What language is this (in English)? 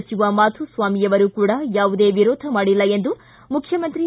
Kannada